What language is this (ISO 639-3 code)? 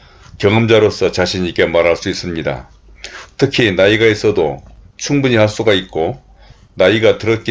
kor